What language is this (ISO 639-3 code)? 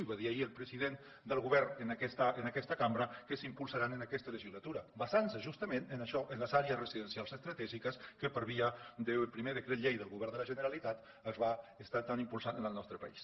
cat